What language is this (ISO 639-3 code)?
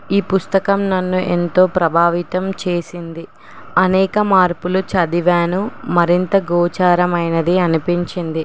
tel